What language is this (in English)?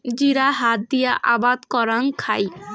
Bangla